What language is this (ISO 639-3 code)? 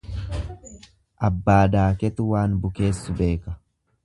orm